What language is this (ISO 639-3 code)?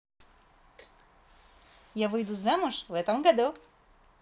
rus